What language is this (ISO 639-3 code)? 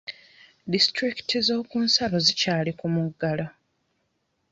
lug